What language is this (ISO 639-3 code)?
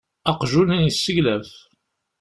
kab